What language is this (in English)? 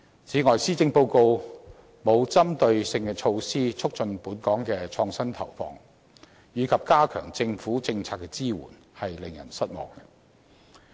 Cantonese